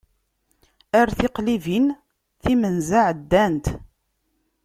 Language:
Kabyle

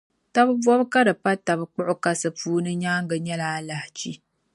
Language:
Dagbani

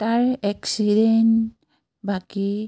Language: Assamese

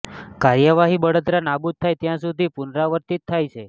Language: Gujarati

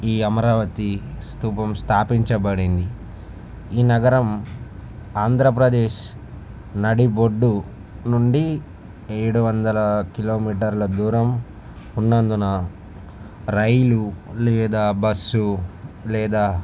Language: Telugu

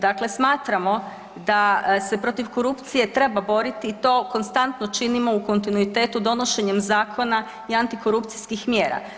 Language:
Croatian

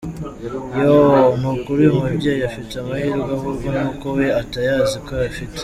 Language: Kinyarwanda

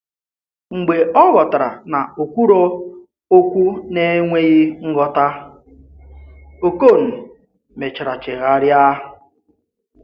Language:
Igbo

